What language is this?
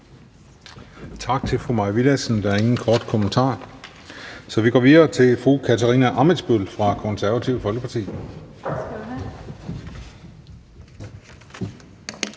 Danish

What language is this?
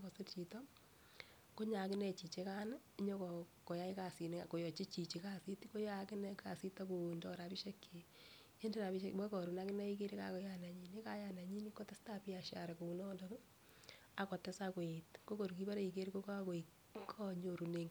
Kalenjin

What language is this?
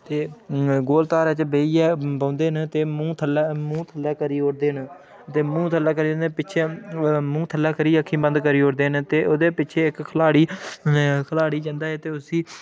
Dogri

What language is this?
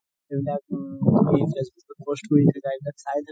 Assamese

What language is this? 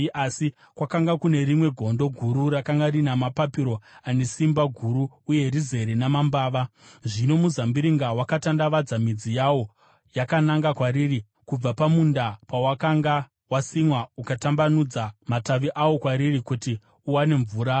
Shona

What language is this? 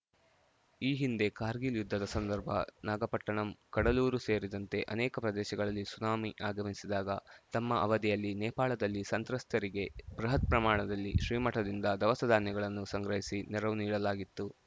Kannada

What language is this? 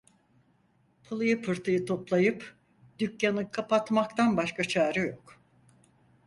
Turkish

